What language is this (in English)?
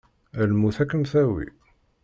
Kabyle